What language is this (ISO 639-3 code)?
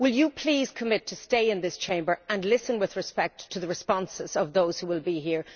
eng